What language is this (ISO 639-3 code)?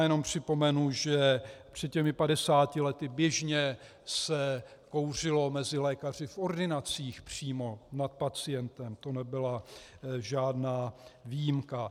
ces